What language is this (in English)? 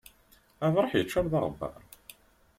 Kabyle